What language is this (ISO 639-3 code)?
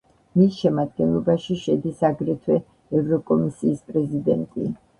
kat